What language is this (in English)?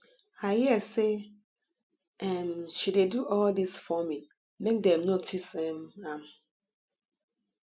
Nigerian Pidgin